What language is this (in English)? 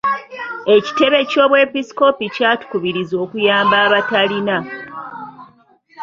Ganda